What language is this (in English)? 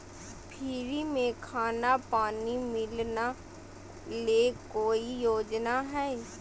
Magahi